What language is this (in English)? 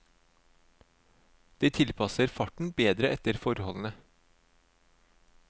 Norwegian